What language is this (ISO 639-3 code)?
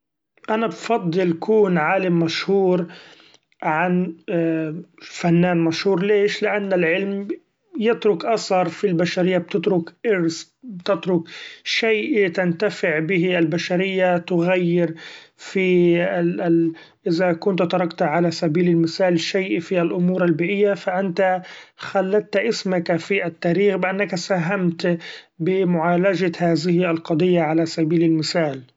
afb